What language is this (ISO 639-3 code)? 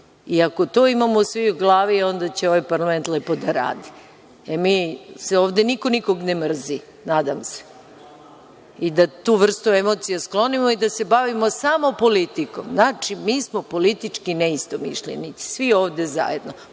srp